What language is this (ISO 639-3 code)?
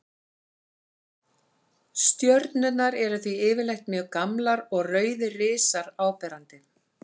isl